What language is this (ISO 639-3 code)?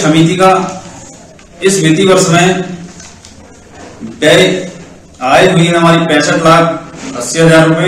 hin